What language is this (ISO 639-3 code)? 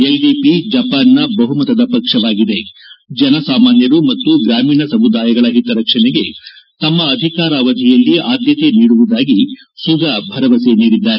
kan